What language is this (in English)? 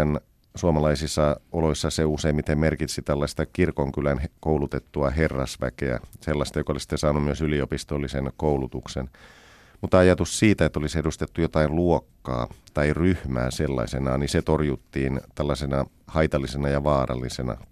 Finnish